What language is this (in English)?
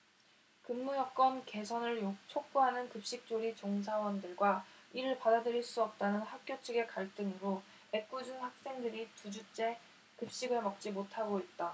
Korean